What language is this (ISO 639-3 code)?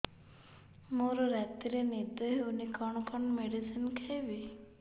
ori